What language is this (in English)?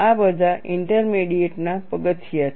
Gujarati